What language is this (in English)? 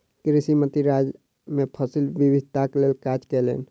Maithili